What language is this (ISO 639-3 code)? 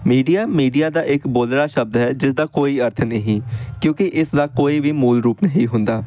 pan